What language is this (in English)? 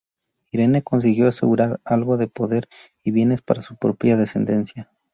Spanish